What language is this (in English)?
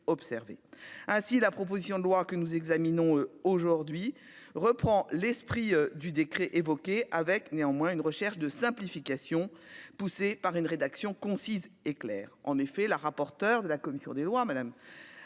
French